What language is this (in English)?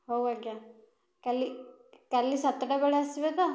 Odia